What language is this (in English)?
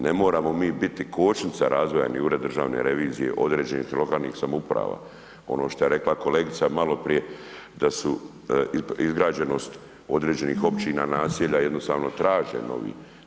Croatian